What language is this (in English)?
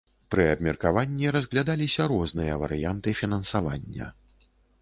Belarusian